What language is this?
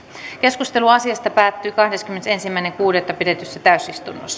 Finnish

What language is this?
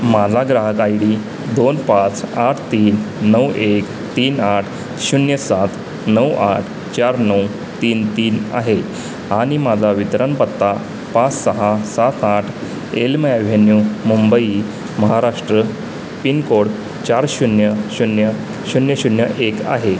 Marathi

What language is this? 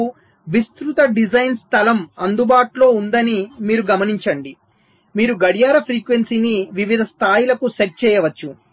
Telugu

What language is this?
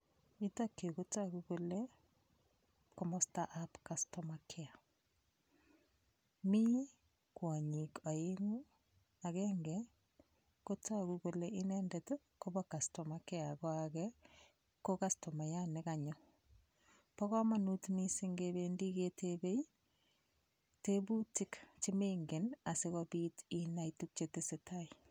Kalenjin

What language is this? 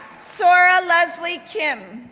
English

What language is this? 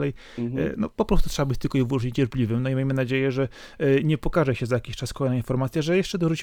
Polish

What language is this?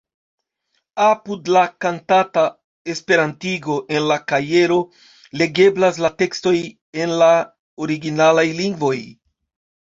Esperanto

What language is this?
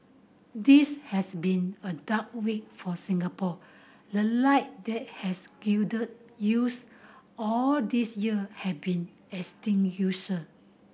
English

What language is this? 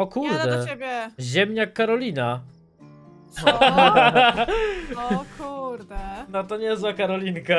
Polish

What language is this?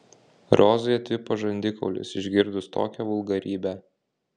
Lithuanian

